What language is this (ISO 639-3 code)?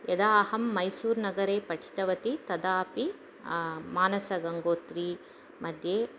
san